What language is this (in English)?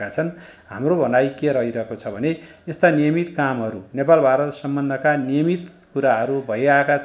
Indonesian